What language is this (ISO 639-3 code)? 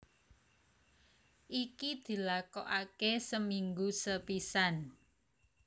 jav